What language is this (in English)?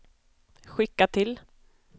Swedish